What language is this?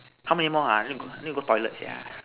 English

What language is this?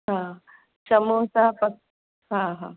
Sindhi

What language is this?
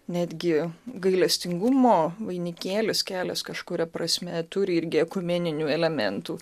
Lithuanian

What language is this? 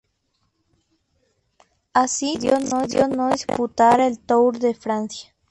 Spanish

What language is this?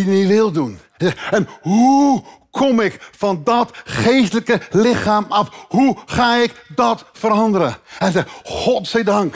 Dutch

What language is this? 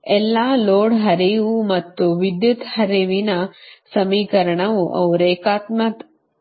Kannada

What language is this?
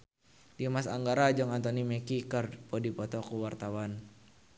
Sundanese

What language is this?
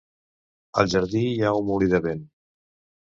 Catalan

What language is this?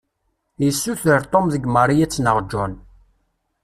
Kabyle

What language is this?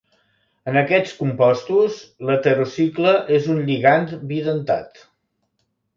Catalan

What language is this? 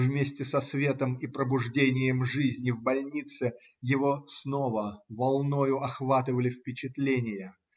Russian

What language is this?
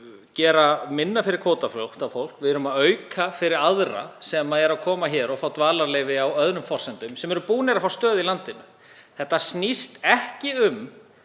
Icelandic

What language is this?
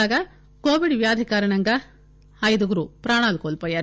Telugu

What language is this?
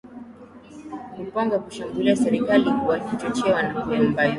Swahili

